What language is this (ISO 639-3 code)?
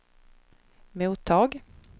swe